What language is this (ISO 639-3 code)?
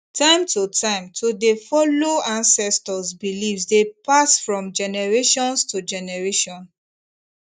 pcm